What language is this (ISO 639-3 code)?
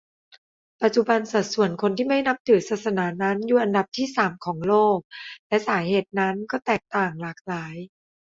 tha